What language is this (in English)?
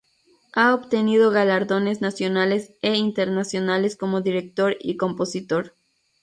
Spanish